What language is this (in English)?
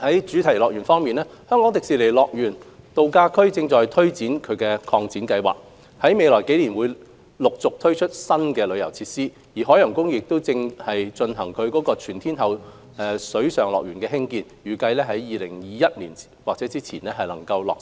Cantonese